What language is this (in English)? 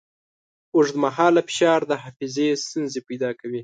Pashto